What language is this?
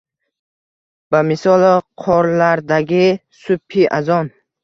Uzbek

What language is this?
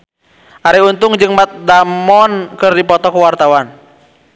Sundanese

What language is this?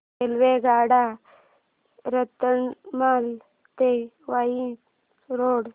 Marathi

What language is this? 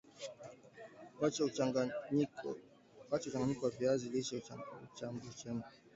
Swahili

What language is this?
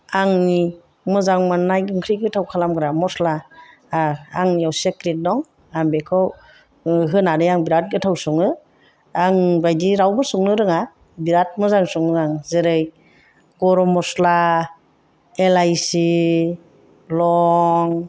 Bodo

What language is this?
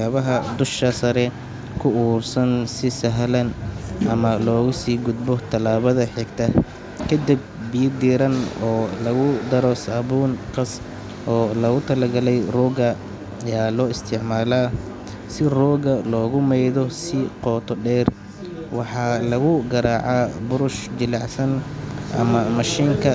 Somali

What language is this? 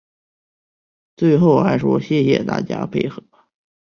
Chinese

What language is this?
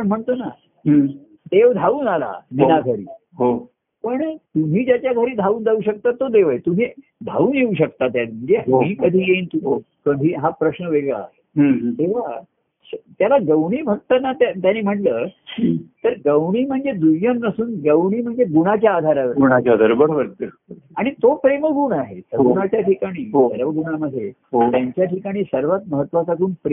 Marathi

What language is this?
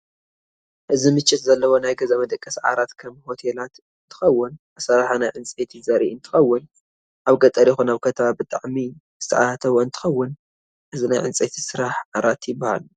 Tigrinya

